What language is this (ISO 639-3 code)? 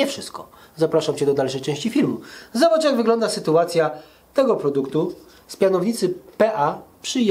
pol